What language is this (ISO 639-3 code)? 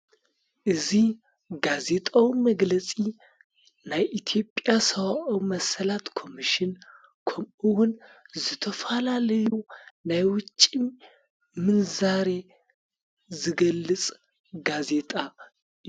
tir